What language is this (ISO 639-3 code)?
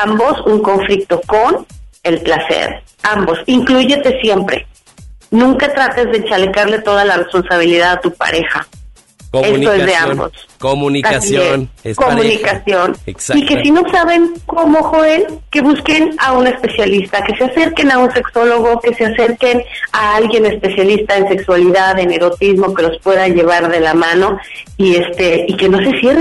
spa